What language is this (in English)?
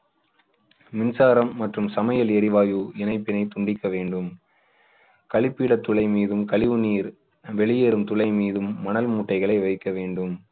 Tamil